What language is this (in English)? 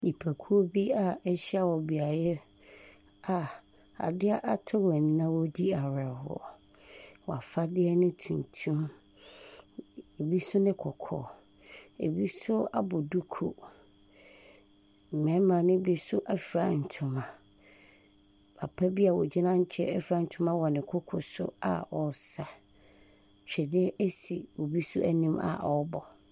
Akan